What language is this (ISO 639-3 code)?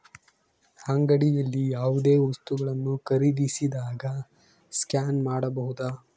kan